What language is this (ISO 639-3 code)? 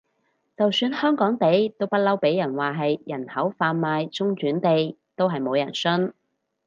yue